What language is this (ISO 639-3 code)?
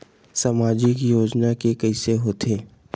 hne